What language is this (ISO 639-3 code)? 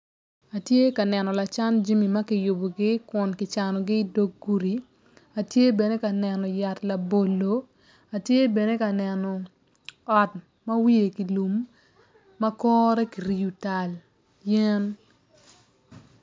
ach